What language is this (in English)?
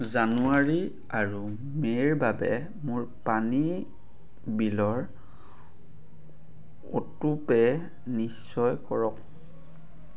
Assamese